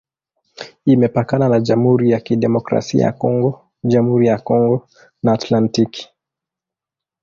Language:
Swahili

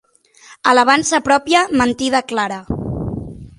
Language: Catalan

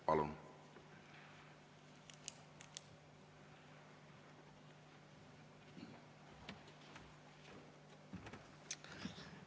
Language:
Estonian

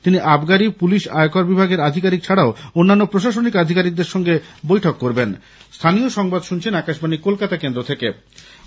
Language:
Bangla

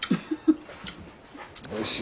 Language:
Japanese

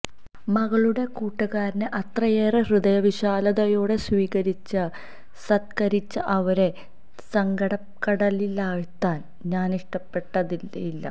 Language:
Malayalam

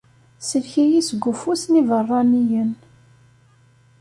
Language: Kabyle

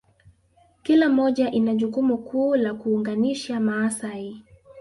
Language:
Swahili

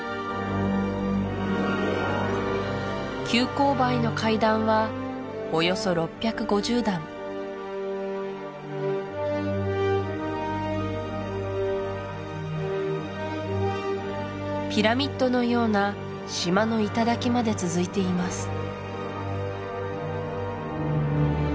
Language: Japanese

